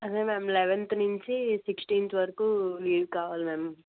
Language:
Telugu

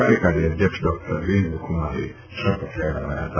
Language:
Gujarati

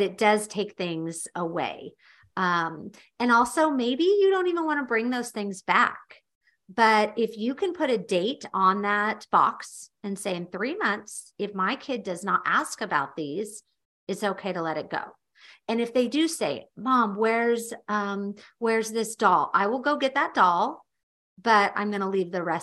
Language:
English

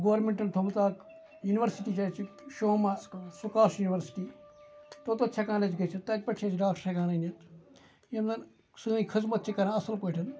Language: Kashmiri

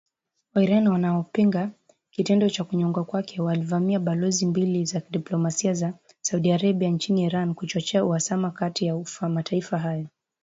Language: Swahili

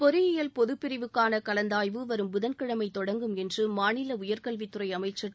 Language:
Tamil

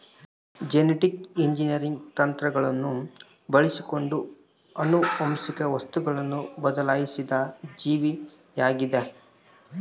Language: Kannada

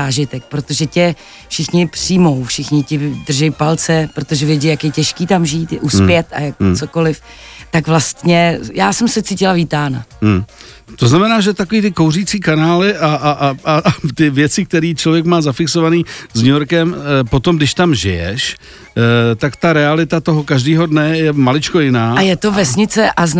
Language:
Czech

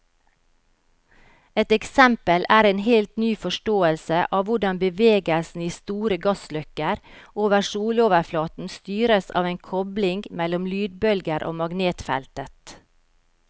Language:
Norwegian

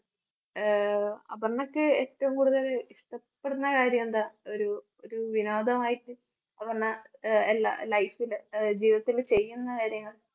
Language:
Malayalam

